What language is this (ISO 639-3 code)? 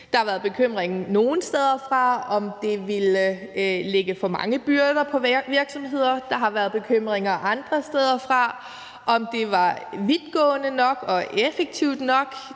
dan